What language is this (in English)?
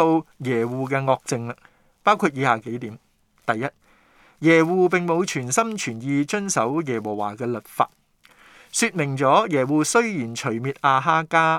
Chinese